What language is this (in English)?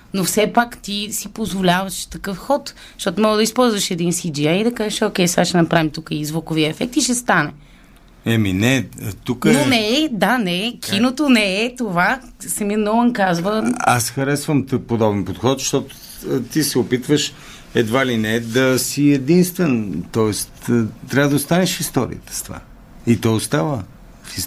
Bulgarian